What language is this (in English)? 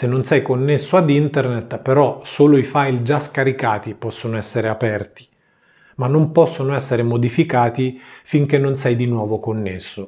Italian